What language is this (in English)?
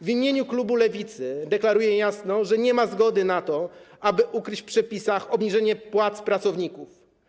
Polish